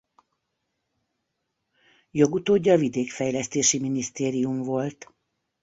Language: Hungarian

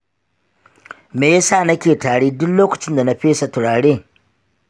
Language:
Hausa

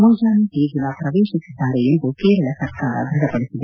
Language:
Kannada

